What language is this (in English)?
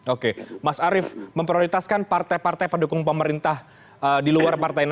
Indonesian